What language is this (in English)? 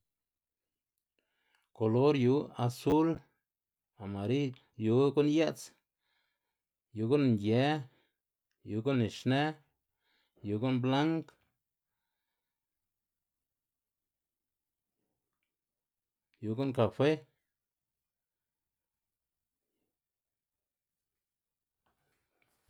Xanaguía Zapotec